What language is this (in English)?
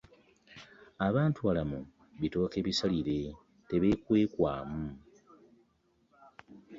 Ganda